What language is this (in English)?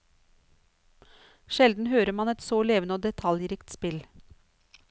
Norwegian